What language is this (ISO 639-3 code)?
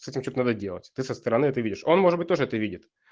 rus